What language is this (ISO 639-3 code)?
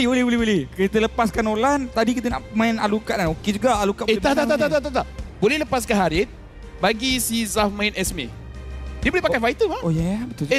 msa